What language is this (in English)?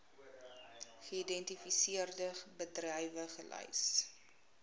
Afrikaans